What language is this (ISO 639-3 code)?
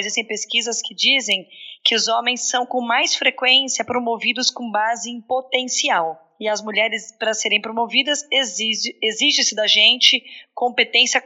por